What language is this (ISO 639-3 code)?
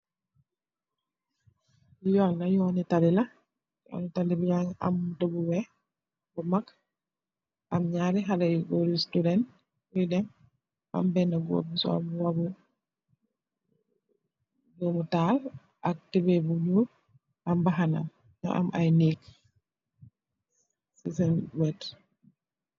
wol